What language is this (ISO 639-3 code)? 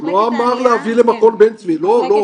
heb